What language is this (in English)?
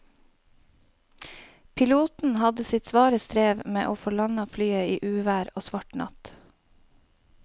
Norwegian